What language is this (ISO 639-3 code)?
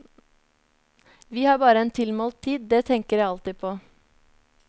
nor